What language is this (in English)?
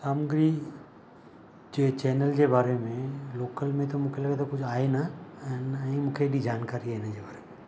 Sindhi